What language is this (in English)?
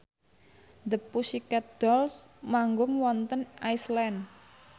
Javanese